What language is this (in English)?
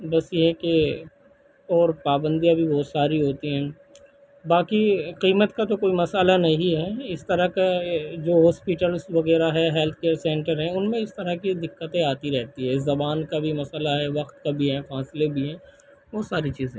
Urdu